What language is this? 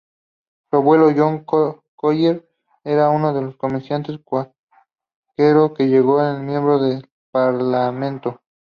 Spanish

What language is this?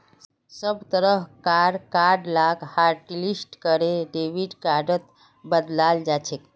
Magahi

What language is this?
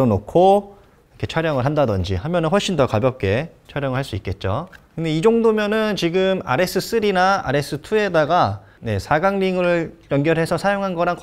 Korean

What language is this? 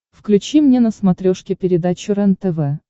Russian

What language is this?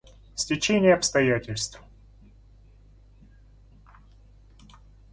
Russian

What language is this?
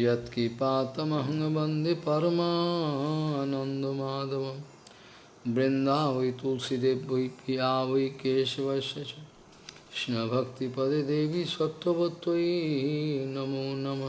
Portuguese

